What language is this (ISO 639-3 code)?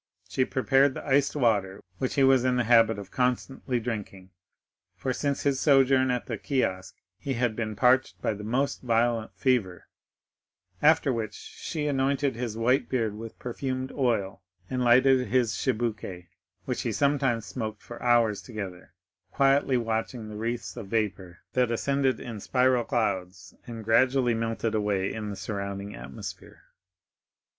eng